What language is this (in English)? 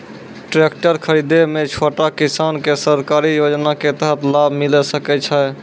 Maithili